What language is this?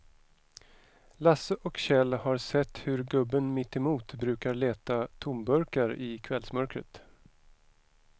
Swedish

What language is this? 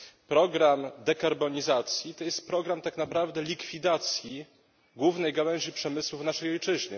Polish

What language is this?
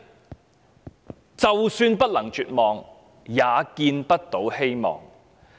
Cantonese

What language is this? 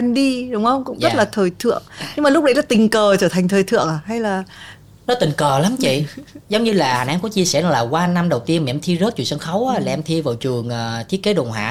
Vietnamese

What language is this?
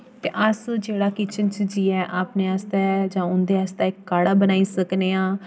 Dogri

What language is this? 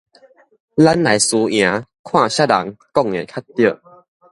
Min Nan Chinese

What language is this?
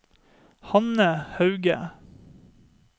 Norwegian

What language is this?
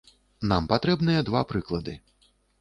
Belarusian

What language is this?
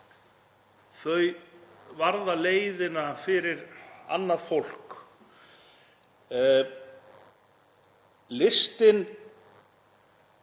Icelandic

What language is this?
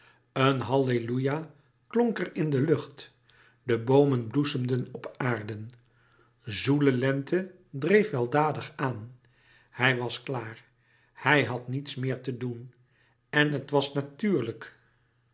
Dutch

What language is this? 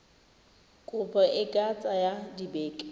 Tswana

